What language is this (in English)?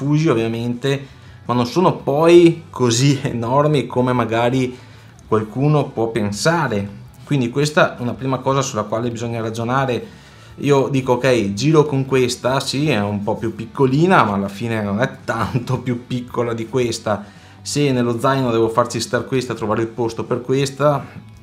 Italian